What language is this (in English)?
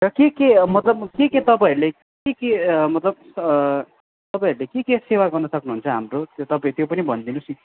Nepali